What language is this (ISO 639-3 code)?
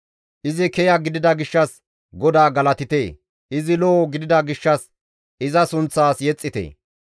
gmv